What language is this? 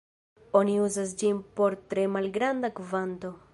Esperanto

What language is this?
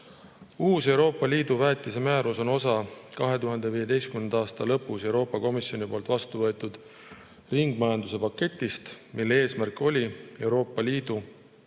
Estonian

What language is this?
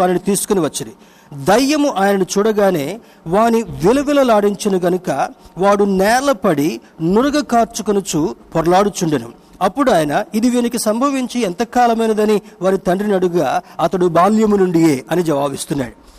Telugu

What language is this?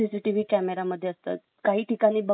Marathi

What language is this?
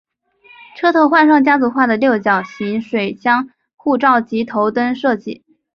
Chinese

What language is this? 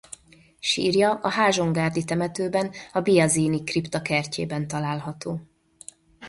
Hungarian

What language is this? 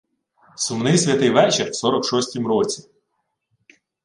Ukrainian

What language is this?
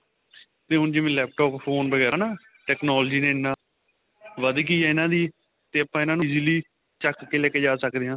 Punjabi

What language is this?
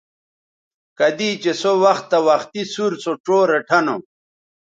Bateri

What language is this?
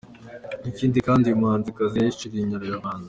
Kinyarwanda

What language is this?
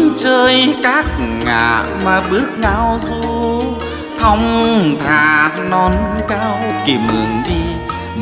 Vietnamese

